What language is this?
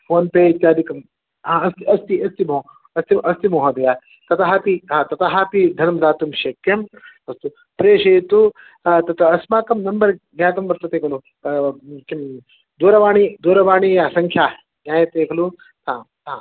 Sanskrit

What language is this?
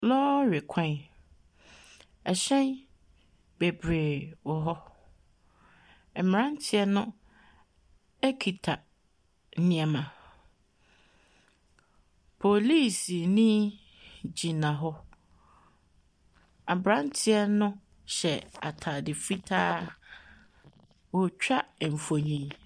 Akan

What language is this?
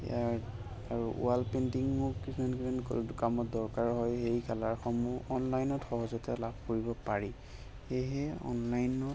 Assamese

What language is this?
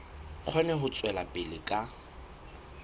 Southern Sotho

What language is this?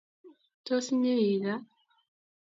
Kalenjin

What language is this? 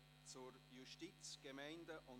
Swiss German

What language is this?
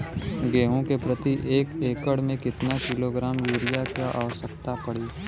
Bhojpuri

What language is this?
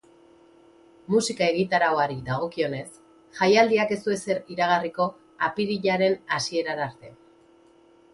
Basque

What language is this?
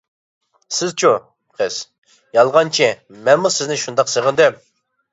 Uyghur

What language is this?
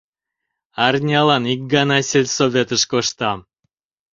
Mari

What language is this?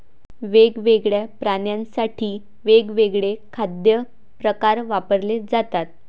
Marathi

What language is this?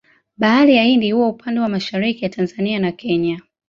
Swahili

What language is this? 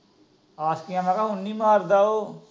Punjabi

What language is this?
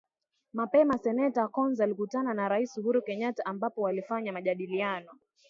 Swahili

